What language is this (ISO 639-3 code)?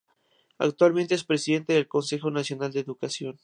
spa